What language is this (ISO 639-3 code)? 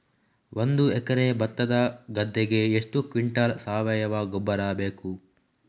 kan